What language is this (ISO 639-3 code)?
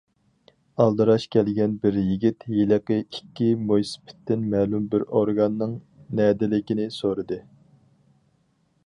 uig